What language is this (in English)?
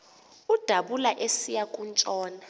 Xhosa